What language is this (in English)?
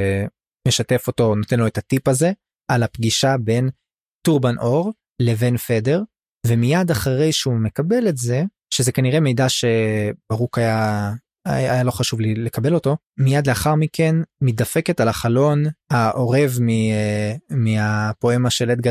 Hebrew